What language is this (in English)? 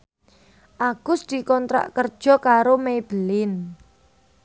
Javanese